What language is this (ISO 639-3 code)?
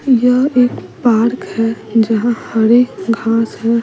hin